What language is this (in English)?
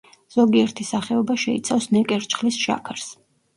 Georgian